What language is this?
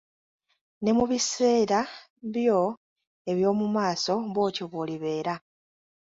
Ganda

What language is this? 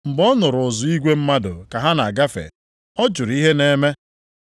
Igbo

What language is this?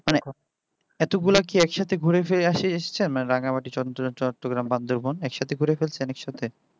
Bangla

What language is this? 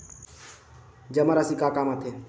Chhattisgarhi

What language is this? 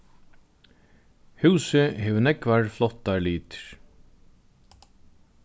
Faroese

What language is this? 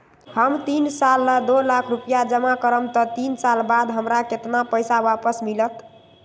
Magahi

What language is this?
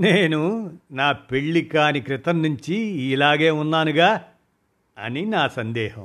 Telugu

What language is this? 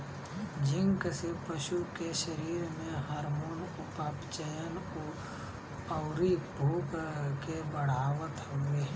Bhojpuri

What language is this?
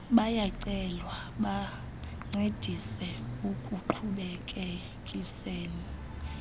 Xhosa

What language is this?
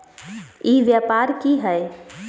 Magahi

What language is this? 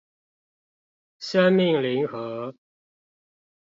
Chinese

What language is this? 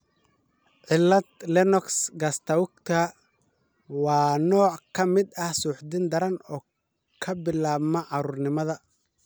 Somali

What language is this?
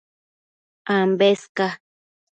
Matsés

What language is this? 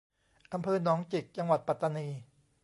Thai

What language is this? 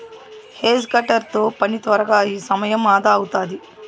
Telugu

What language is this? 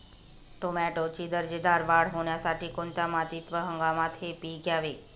Marathi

